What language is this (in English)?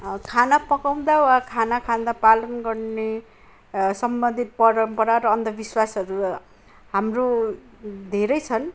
Nepali